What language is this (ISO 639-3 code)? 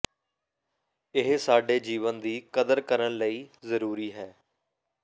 pan